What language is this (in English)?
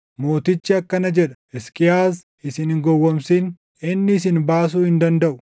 Oromo